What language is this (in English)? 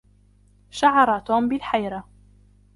Arabic